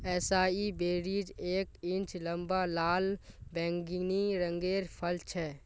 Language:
Magahi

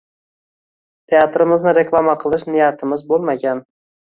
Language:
Uzbek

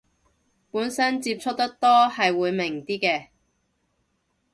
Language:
Cantonese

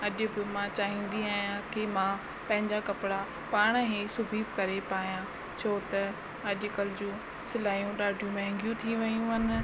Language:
Sindhi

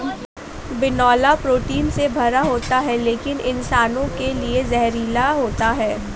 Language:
Hindi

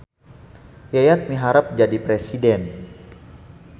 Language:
Sundanese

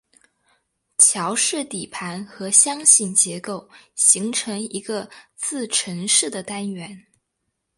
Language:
Chinese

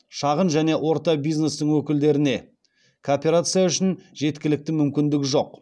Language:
Kazakh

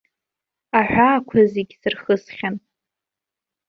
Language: Abkhazian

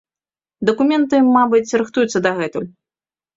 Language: Belarusian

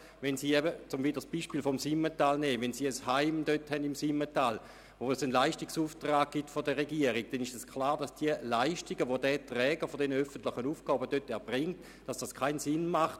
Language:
Swiss German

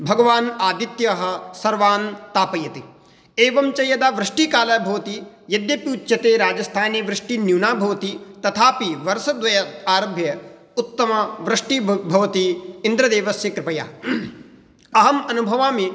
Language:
Sanskrit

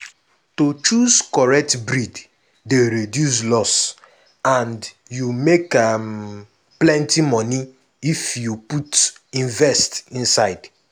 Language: Nigerian Pidgin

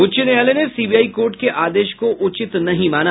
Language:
Hindi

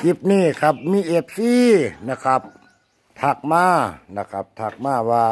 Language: Thai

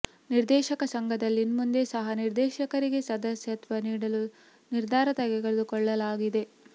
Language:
Kannada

